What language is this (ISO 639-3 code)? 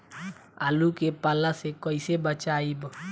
bho